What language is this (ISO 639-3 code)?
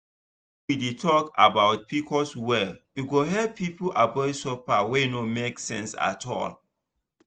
pcm